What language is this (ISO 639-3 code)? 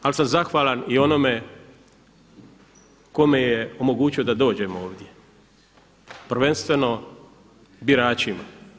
hrv